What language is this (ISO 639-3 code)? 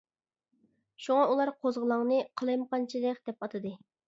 uig